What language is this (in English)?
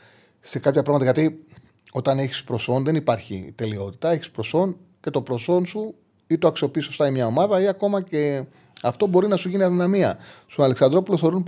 Greek